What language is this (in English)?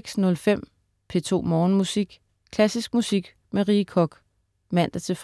Danish